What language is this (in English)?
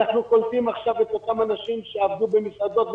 Hebrew